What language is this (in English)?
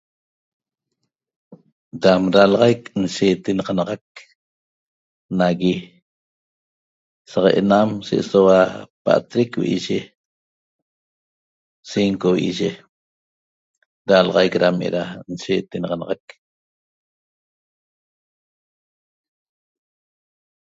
Toba